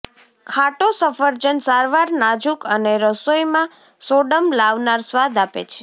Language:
Gujarati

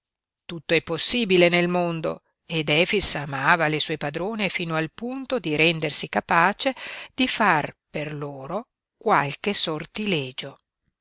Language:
Italian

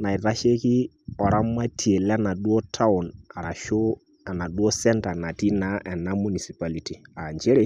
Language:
Masai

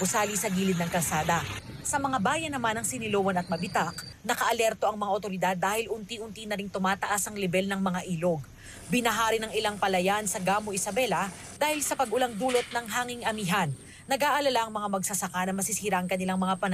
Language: Filipino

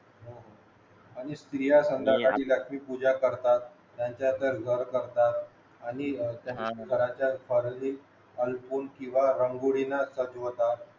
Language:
Marathi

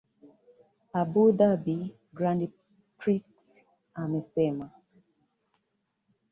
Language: Swahili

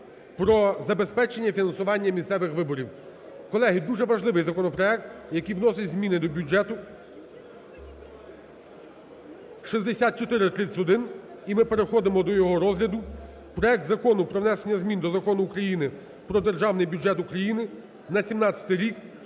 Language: Ukrainian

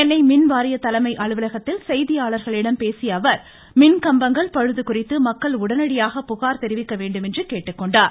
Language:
Tamil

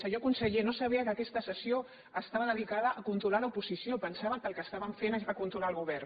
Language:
Catalan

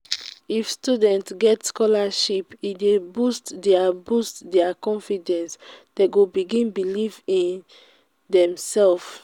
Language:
Nigerian Pidgin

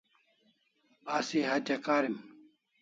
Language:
Kalasha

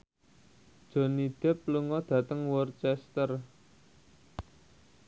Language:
Javanese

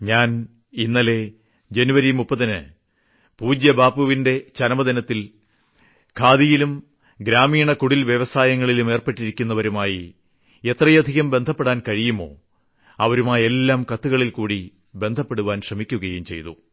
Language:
Malayalam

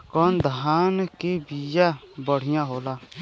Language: Bhojpuri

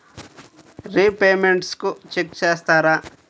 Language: Telugu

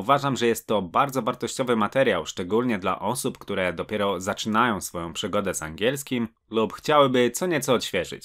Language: Polish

